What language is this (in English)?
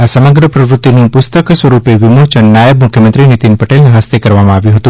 Gujarati